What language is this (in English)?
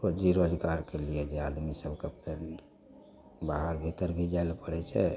Maithili